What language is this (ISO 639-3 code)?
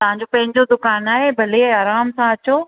snd